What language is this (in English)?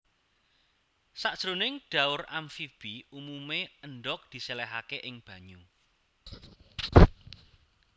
Javanese